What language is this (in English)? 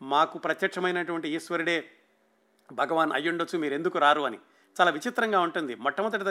Telugu